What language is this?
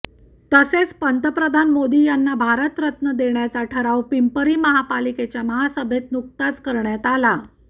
Marathi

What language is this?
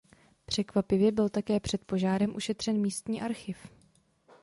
Czech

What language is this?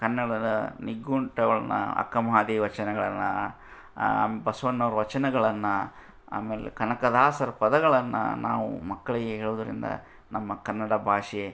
Kannada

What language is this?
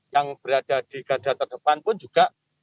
Indonesian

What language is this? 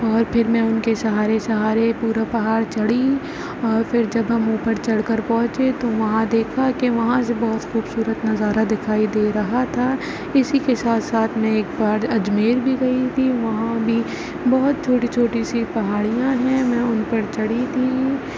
Urdu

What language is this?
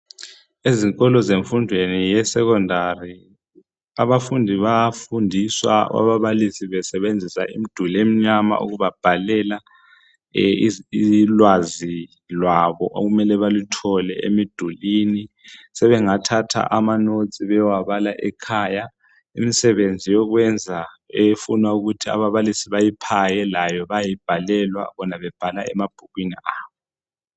North Ndebele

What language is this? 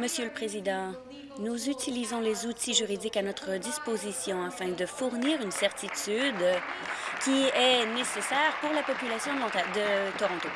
French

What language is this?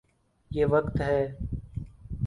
Urdu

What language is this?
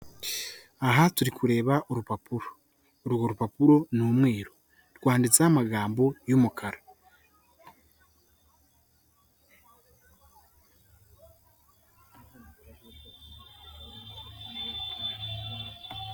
Kinyarwanda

